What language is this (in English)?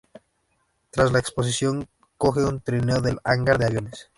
Spanish